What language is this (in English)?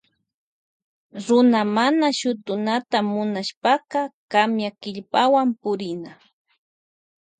Loja Highland Quichua